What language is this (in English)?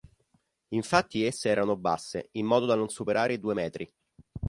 Italian